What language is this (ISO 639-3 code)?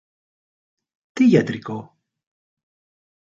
ell